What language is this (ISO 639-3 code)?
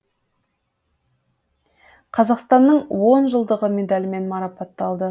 kaz